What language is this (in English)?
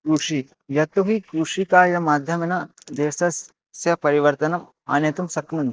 Sanskrit